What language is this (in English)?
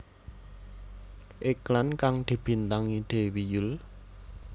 Javanese